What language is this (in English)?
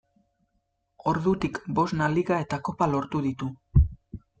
Basque